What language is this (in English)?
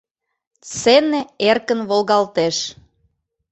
Mari